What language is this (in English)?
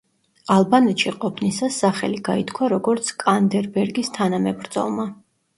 Georgian